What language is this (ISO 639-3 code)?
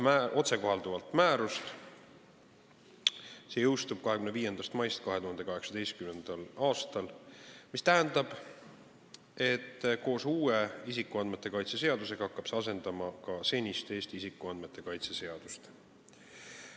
est